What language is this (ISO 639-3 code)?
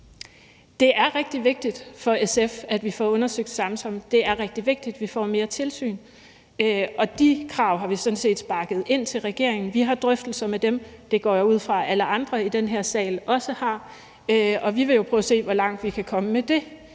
dan